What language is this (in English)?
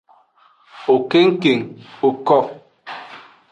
Aja (Benin)